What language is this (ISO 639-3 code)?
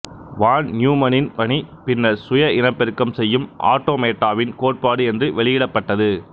tam